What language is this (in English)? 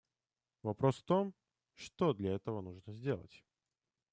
Russian